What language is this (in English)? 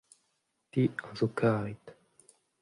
Breton